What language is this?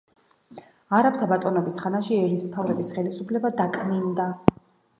Georgian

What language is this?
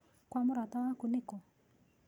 Kikuyu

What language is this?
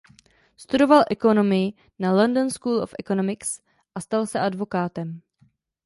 Czech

